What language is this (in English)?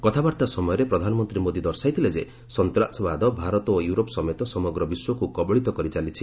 Odia